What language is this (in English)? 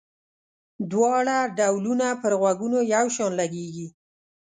Pashto